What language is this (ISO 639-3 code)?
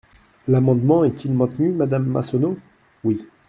fra